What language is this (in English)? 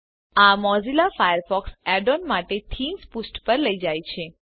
Gujarati